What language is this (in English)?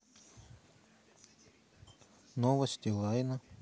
Russian